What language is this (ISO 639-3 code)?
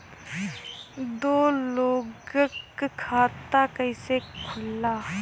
bho